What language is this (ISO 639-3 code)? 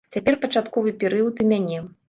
bel